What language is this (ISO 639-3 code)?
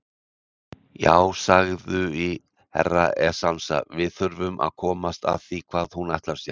isl